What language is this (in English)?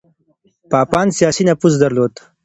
Pashto